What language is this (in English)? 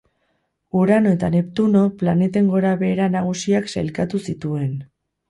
Basque